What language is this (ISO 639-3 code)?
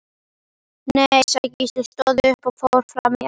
isl